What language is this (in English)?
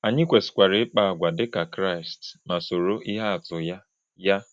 Igbo